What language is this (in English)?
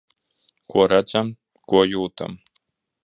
Latvian